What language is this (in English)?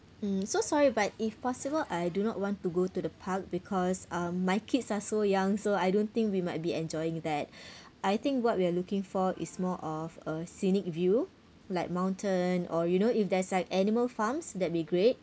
English